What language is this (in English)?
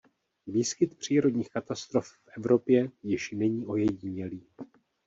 Czech